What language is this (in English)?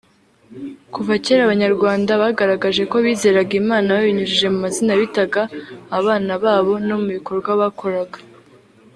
Kinyarwanda